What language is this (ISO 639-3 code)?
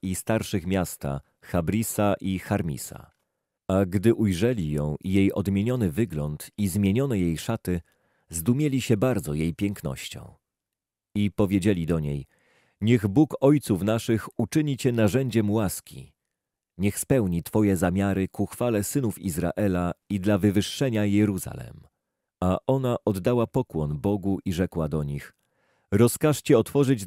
pol